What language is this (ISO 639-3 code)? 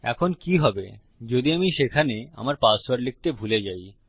ben